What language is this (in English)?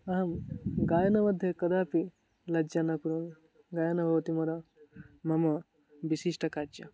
Sanskrit